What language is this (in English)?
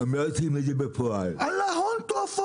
Hebrew